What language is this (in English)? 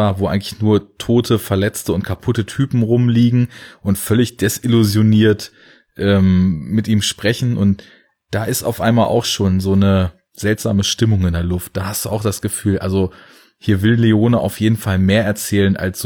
German